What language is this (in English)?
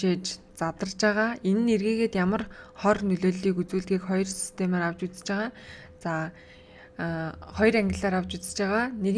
Turkish